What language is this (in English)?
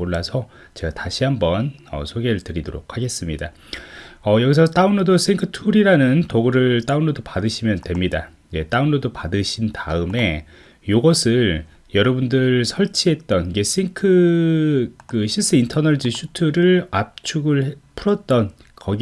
Korean